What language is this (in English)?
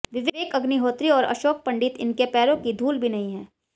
Hindi